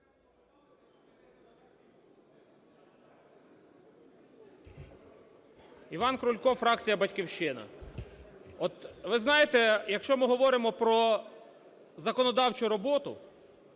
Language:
Ukrainian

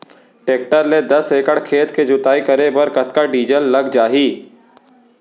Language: Chhattisgarhi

